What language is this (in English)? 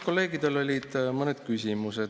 Estonian